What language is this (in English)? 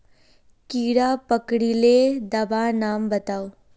Magahi